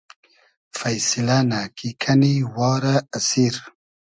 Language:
Hazaragi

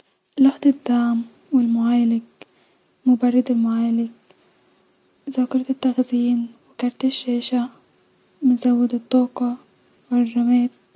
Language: Egyptian Arabic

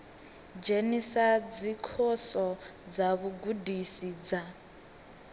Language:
Venda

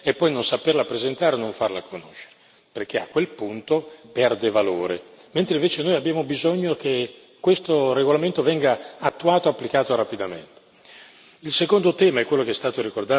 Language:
Italian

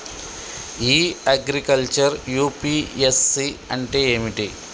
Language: Telugu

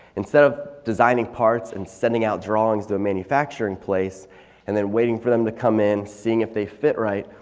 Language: English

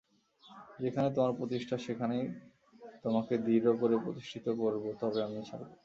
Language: Bangla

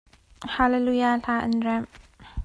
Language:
Hakha Chin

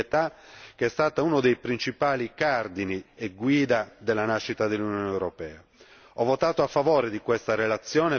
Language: Italian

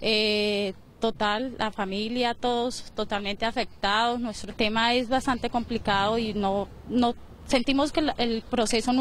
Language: Spanish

